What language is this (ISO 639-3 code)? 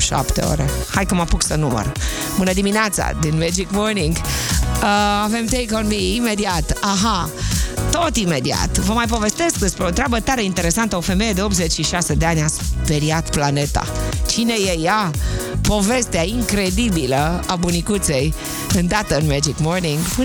ron